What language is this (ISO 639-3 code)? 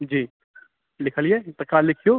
mai